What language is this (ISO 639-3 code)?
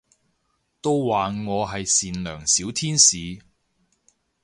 yue